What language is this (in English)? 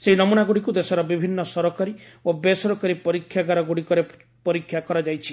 Odia